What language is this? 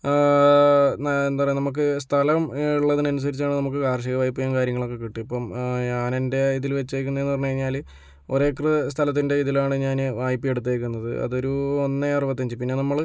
Malayalam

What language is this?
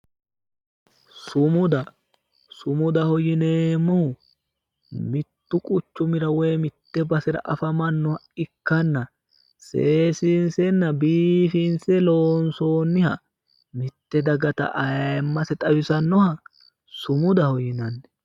Sidamo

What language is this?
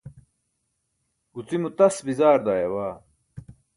Burushaski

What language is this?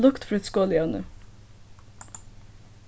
Faroese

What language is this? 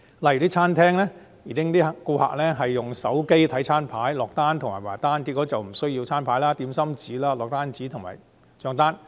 Cantonese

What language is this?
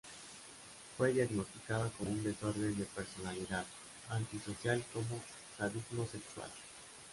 Spanish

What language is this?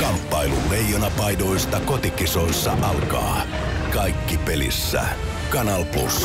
Finnish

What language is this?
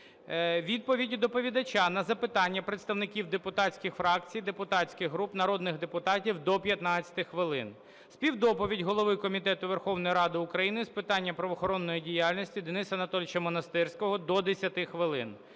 Ukrainian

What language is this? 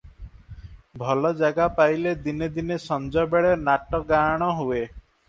Odia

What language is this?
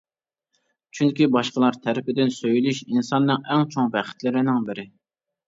Uyghur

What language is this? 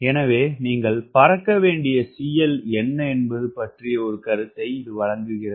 Tamil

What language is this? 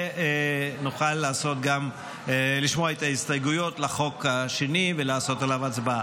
Hebrew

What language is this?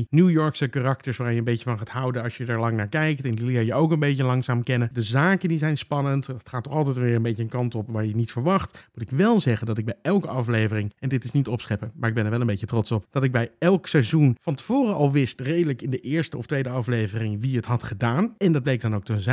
Dutch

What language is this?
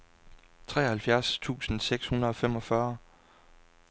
Danish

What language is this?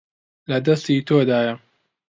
Central Kurdish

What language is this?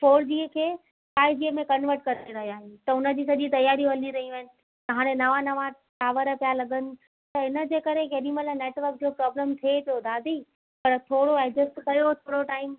Sindhi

